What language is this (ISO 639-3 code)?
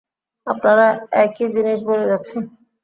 ben